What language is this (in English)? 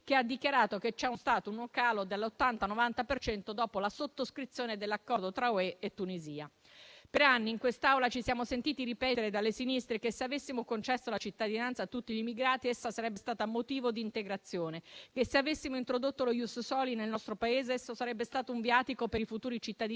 Italian